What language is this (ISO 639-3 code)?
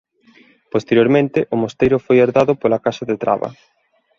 glg